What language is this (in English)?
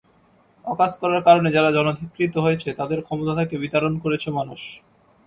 Bangla